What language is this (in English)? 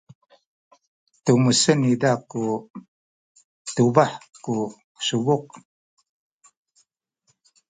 Sakizaya